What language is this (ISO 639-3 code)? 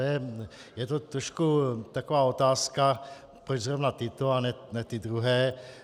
ces